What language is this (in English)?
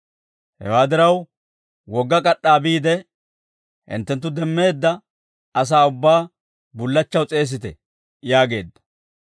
Dawro